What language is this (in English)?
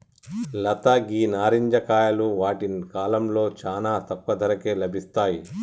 Telugu